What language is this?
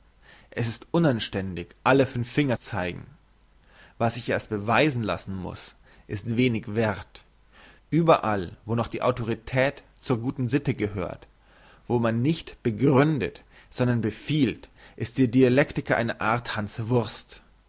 German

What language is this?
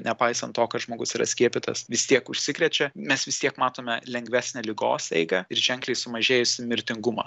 Lithuanian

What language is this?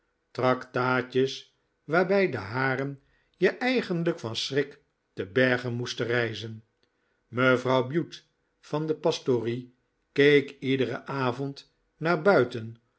Dutch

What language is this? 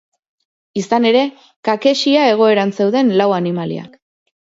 Basque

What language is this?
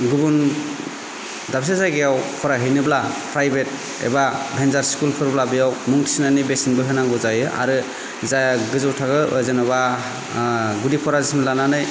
Bodo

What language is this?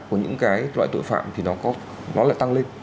Vietnamese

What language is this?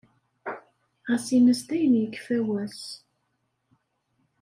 Kabyle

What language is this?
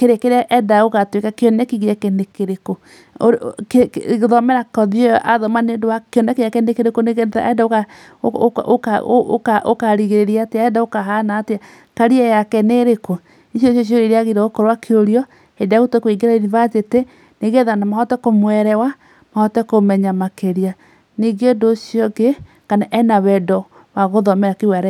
Kikuyu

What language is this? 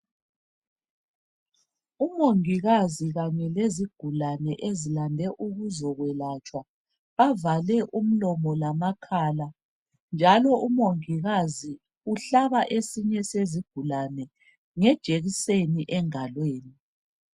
North Ndebele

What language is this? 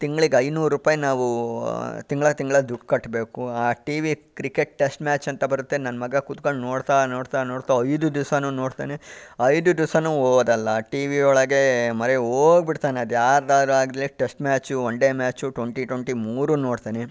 Kannada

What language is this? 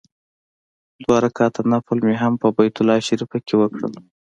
Pashto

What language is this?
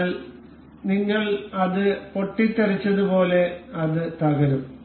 Malayalam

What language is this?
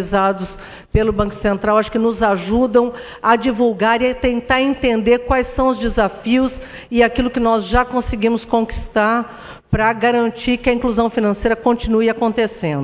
Portuguese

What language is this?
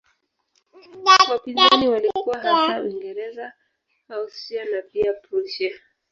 Swahili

